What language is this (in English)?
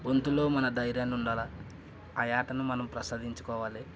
Telugu